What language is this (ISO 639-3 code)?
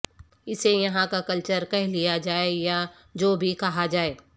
urd